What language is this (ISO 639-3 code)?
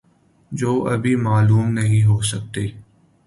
urd